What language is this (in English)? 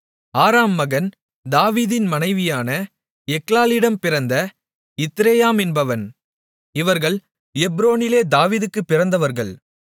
Tamil